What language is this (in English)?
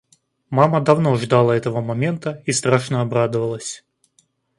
Russian